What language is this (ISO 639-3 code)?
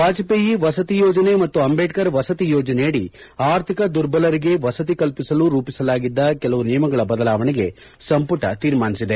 kan